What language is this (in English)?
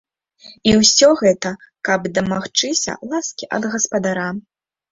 Belarusian